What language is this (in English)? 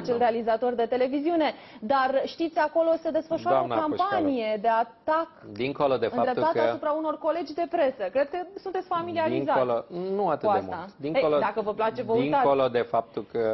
Romanian